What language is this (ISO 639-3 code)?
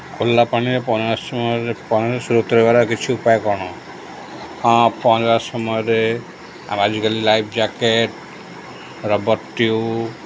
ori